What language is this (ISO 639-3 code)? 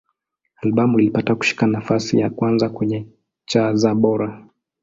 swa